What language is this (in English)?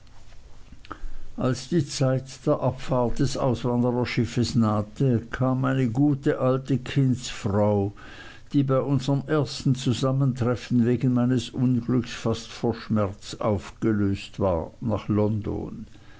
German